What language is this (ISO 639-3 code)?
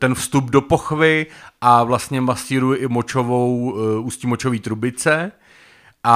ces